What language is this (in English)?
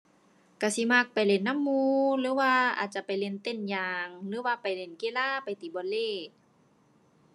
Thai